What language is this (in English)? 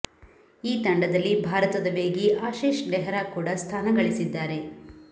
Kannada